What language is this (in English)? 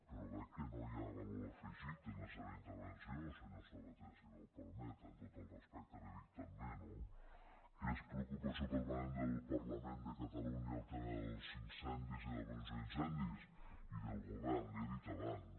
Catalan